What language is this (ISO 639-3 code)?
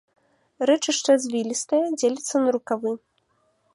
bel